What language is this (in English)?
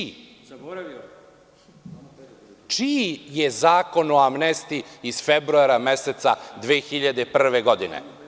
Serbian